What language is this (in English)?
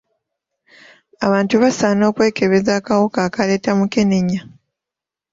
Ganda